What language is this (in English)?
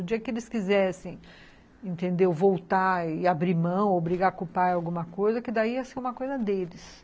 Portuguese